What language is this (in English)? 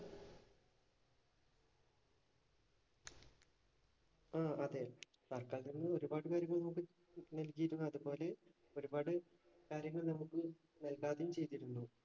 Malayalam